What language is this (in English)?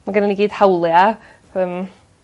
Welsh